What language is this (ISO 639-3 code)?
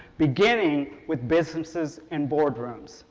eng